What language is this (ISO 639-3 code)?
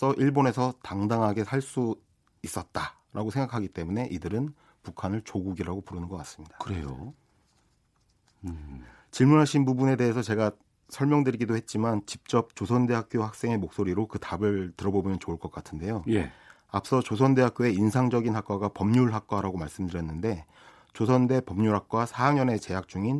kor